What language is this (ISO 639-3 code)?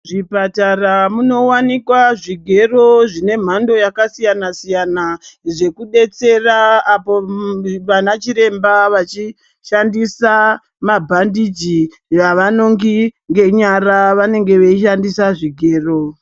ndc